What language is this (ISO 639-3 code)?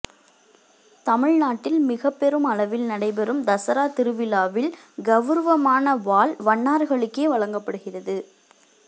tam